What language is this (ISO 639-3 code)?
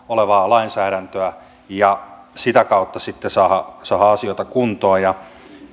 fin